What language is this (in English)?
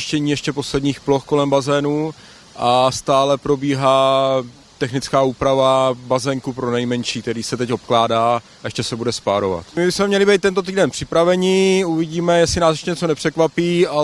Czech